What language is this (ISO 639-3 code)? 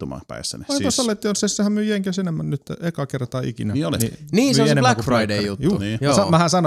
fin